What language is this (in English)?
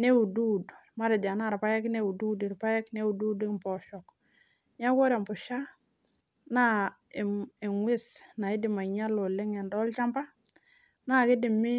Masai